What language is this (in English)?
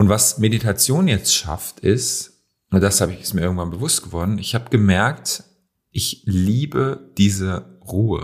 German